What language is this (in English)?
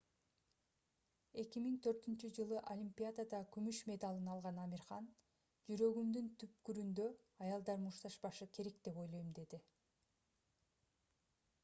Kyrgyz